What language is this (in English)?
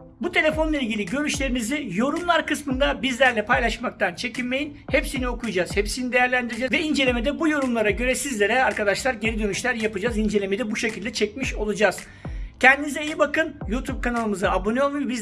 Turkish